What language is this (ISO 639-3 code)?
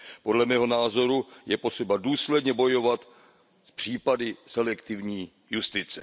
ces